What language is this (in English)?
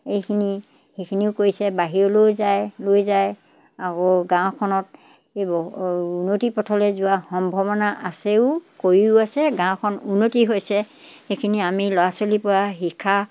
Assamese